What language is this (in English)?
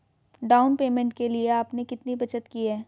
Hindi